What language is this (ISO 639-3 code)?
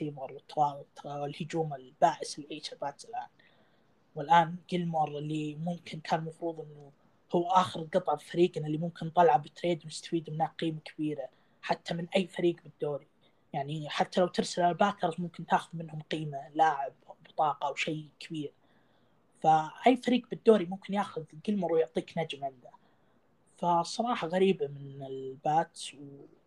ara